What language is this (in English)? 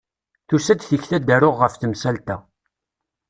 Kabyle